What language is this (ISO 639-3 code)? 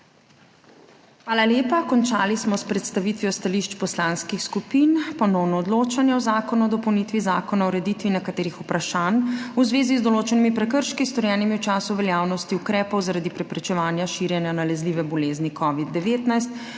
slv